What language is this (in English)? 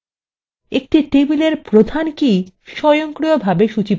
Bangla